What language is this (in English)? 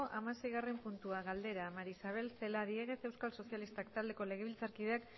Basque